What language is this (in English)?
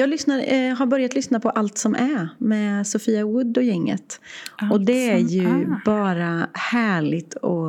Swedish